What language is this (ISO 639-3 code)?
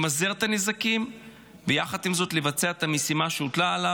heb